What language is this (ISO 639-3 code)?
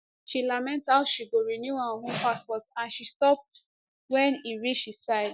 pcm